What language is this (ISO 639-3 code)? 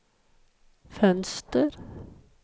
swe